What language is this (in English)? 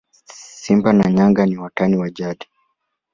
Swahili